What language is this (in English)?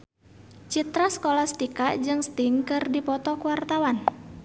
Sundanese